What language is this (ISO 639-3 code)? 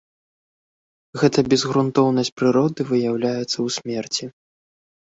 bel